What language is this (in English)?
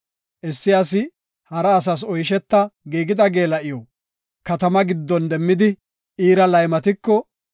Gofa